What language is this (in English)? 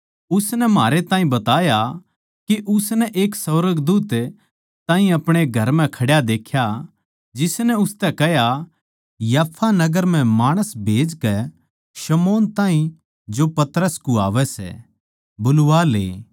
Haryanvi